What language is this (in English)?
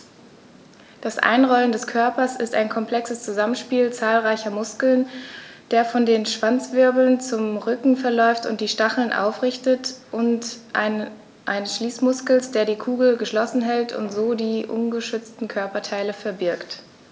German